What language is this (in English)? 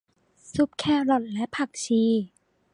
Thai